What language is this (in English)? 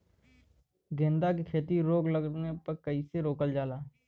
Bhojpuri